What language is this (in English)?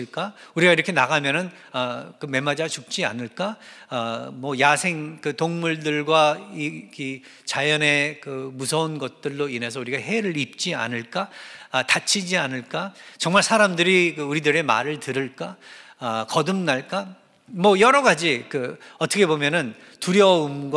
Korean